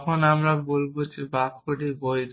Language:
Bangla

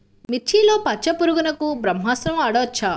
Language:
Telugu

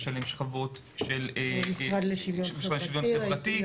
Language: Hebrew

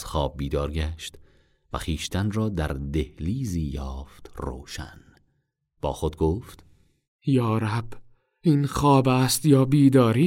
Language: Persian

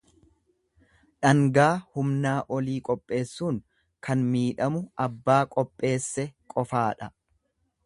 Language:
Oromo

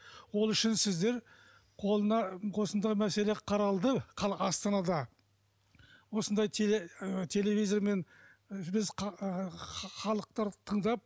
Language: Kazakh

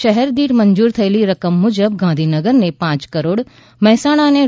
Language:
Gujarati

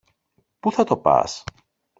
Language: Greek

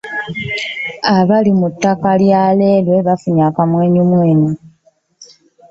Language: Ganda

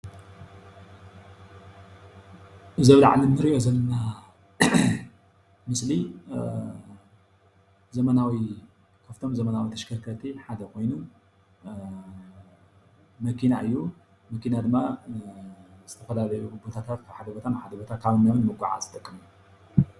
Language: Tigrinya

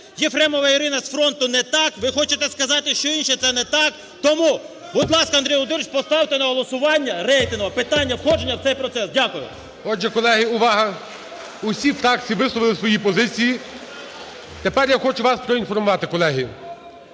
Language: Ukrainian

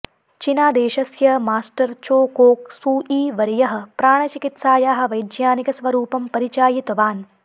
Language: Sanskrit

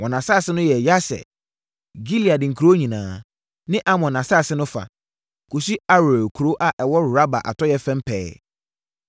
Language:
Akan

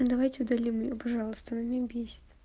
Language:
Russian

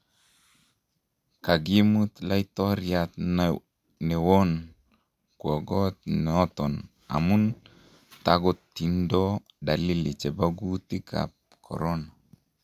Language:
Kalenjin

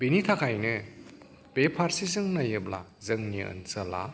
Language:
Bodo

